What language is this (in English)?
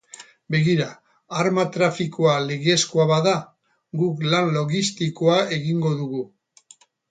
Basque